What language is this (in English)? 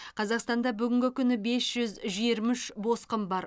Kazakh